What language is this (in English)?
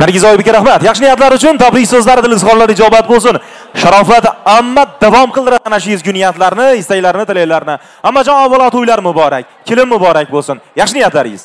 Turkish